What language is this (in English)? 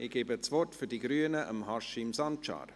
Swiss German